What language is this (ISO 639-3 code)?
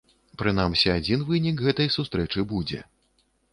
bel